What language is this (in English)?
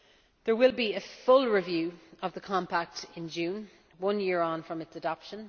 English